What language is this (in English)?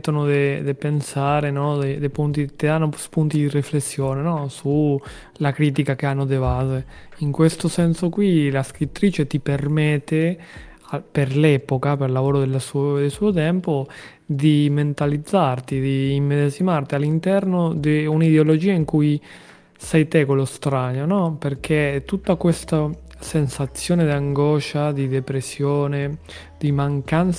Italian